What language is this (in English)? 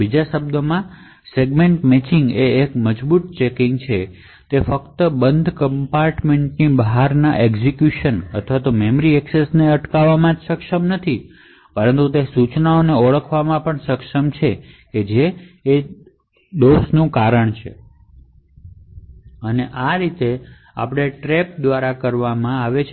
Gujarati